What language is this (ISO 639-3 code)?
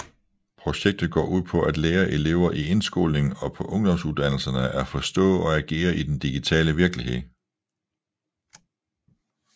dan